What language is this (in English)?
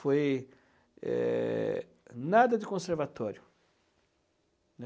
Portuguese